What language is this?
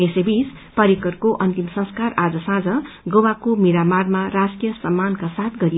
Nepali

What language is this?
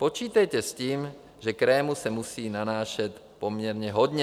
Czech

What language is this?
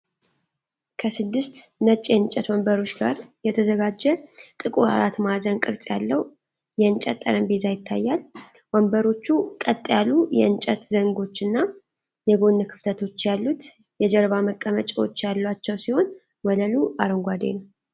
Amharic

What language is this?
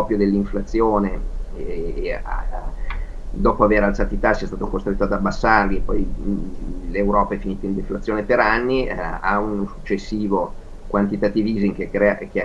Italian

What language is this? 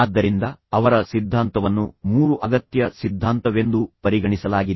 Kannada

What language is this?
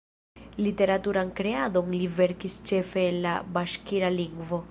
Esperanto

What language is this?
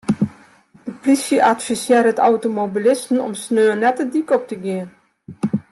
Western Frisian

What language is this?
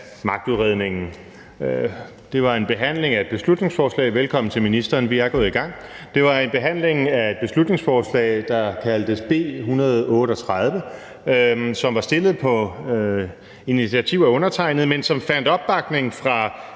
Danish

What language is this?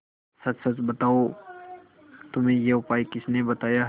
Hindi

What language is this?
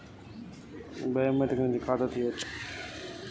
Telugu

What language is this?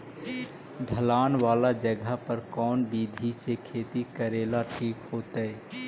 Magahi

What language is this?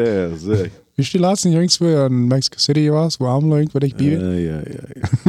German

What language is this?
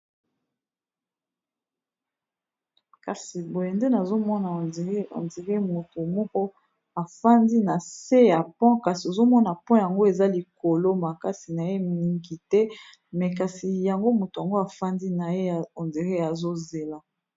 Lingala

